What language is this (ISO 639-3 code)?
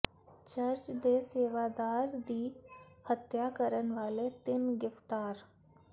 pan